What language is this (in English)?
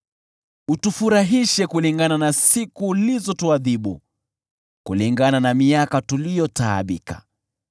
Swahili